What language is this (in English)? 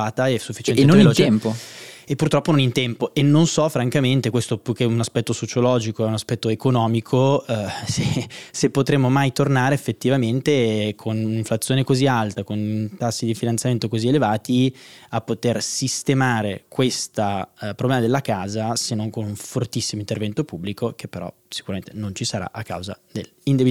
Italian